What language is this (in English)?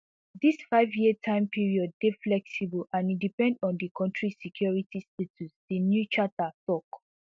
Nigerian Pidgin